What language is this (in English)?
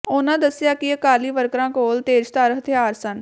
Punjabi